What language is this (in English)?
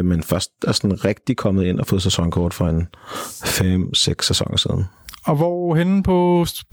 Danish